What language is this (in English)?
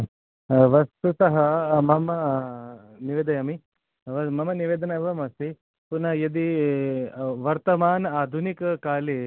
Sanskrit